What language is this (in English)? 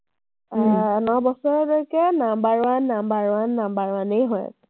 Assamese